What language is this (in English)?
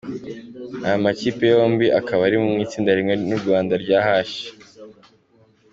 Kinyarwanda